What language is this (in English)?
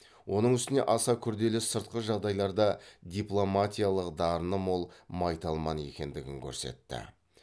Kazakh